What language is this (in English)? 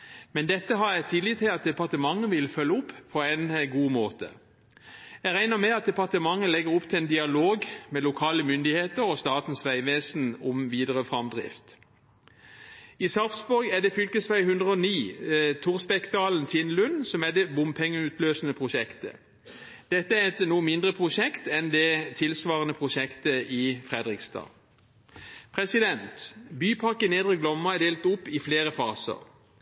Norwegian Bokmål